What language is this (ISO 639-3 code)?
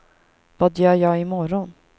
swe